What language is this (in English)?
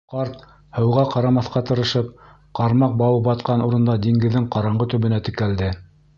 Bashkir